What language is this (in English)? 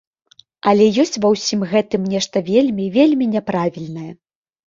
Belarusian